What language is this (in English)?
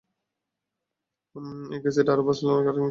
Bangla